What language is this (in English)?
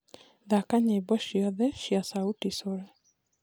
Kikuyu